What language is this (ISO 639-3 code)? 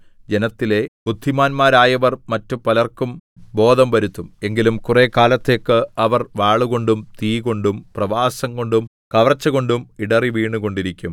mal